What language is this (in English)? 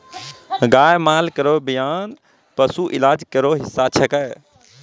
Maithili